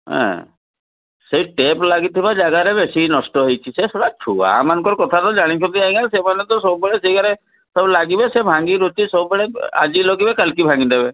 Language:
Odia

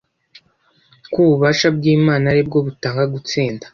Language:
Kinyarwanda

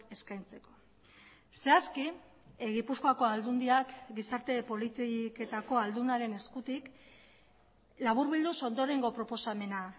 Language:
Basque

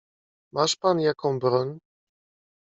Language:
Polish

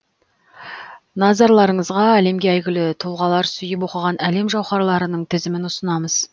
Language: Kazakh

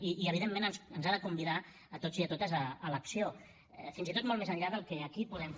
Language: Catalan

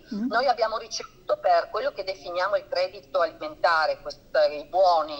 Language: Italian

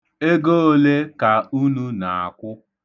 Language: Igbo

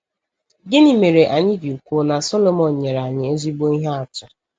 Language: Igbo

